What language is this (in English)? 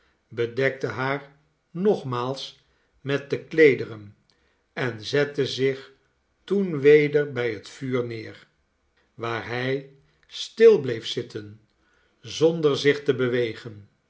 Dutch